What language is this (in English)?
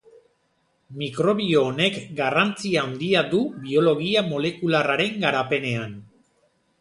Basque